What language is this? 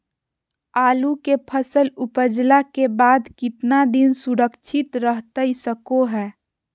Magahi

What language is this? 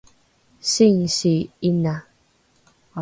Rukai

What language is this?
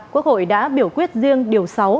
Vietnamese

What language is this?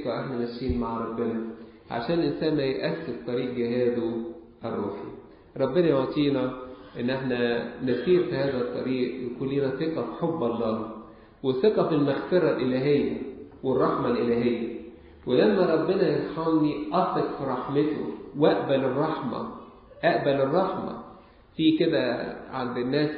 Arabic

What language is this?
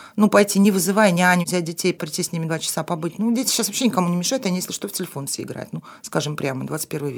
Russian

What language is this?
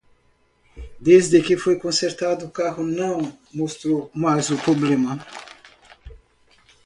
Portuguese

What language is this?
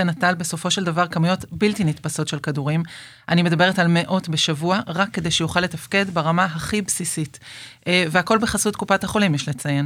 Hebrew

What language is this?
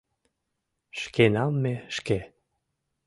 Mari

